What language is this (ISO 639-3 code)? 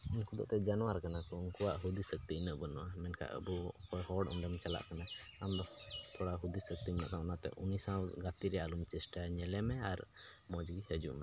sat